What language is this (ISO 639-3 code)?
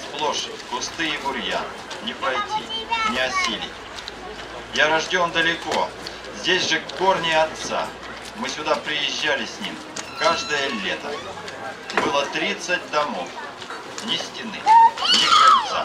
rus